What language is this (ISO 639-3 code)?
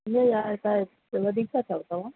snd